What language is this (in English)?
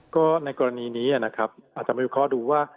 Thai